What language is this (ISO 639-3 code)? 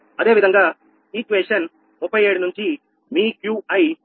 tel